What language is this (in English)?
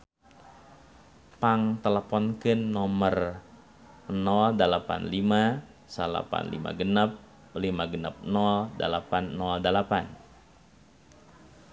Sundanese